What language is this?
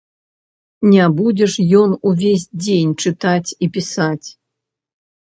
Belarusian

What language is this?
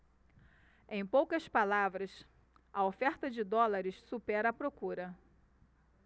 Portuguese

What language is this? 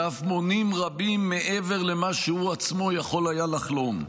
Hebrew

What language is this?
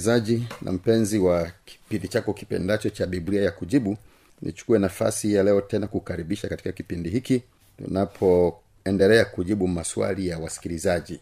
Swahili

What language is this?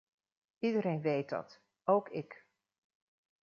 Dutch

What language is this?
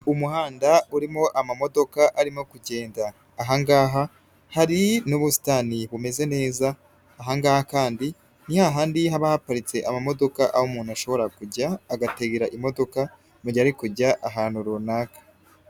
Kinyarwanda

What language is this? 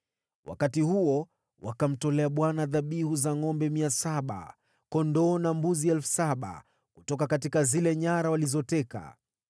Swahili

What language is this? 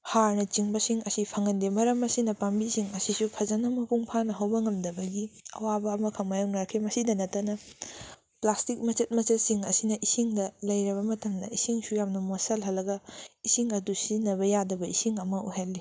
Manipuri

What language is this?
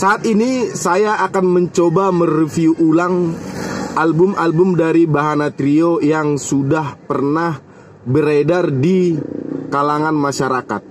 Indonesian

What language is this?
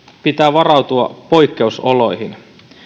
Finnish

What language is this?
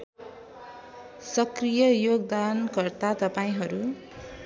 Nepali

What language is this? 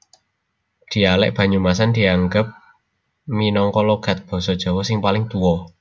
Javanese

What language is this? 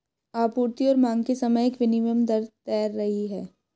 Hindi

